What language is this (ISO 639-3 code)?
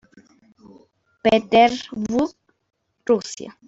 spa